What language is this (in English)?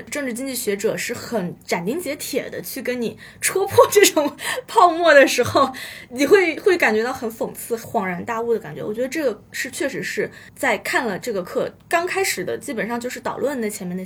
Chinese